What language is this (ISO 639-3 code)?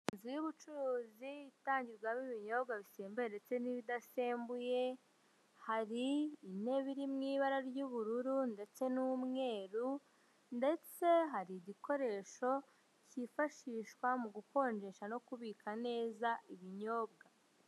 kin